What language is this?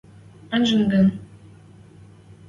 Western Mari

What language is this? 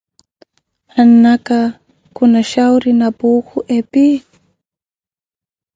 Koti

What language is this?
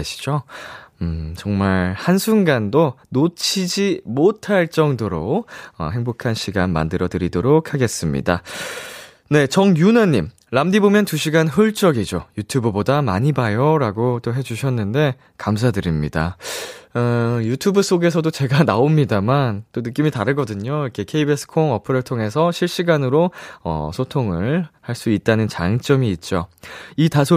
Korean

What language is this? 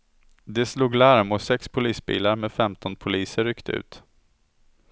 Swedish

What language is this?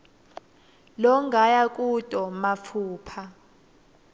Swati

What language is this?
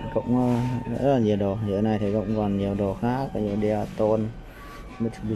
Vietnamese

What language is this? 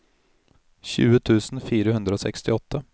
Norwegian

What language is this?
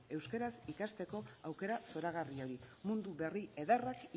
Basque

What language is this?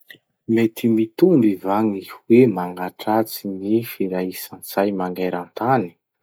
Masikoro Malagasy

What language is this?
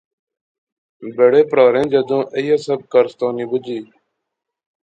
Pahari-Potwari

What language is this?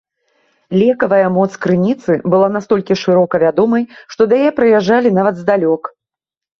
Belarusian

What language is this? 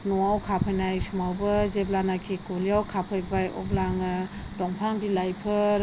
Bodo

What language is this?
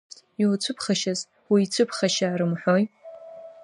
Abkhazian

